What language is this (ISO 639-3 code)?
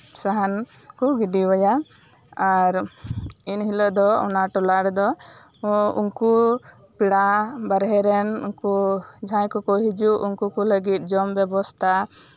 sat